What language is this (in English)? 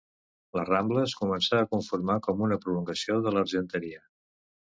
Catalan